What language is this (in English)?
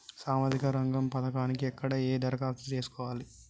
Telugu